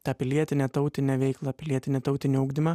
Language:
Lithuanian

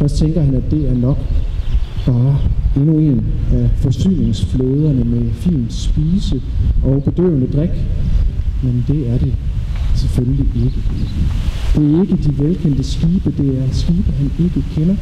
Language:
Danish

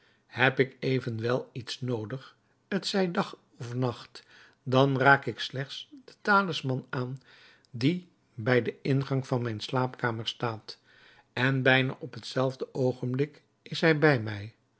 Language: Dutch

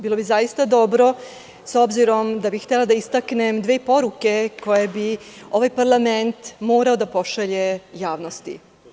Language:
Serbian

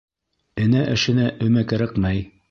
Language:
Bashkir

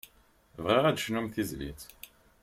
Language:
Kabyle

